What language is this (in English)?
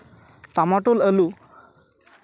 Santali